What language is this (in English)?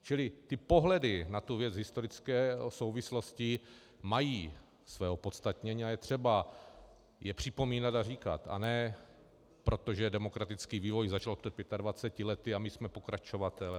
Czech